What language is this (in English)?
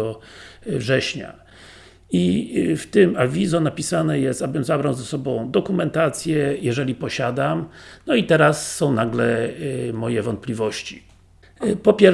Polish